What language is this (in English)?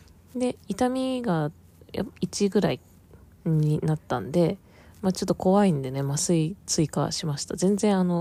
Japanese